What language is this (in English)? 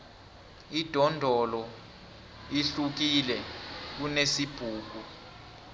South Ndebele